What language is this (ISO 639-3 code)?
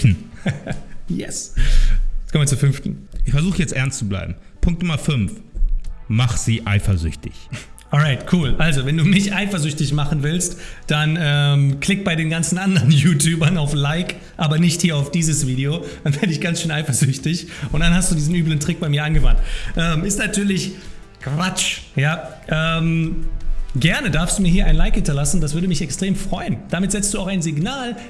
deu